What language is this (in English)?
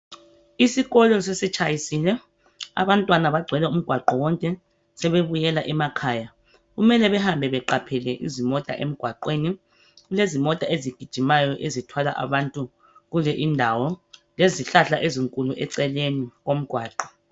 North Ndebele